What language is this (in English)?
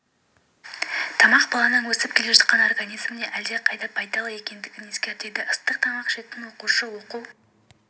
Kazakh